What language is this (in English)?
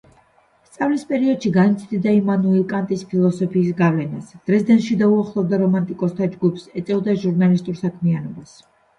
Georgian